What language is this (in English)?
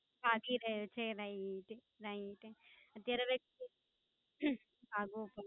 Gujarati